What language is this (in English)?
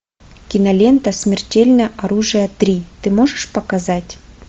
Russian